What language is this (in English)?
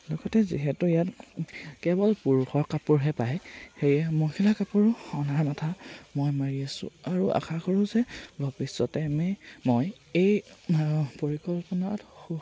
Assamese